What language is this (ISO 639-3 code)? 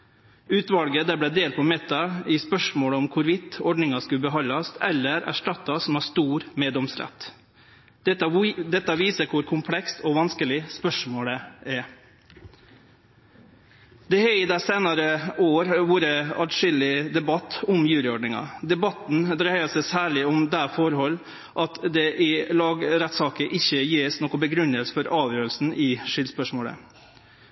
nno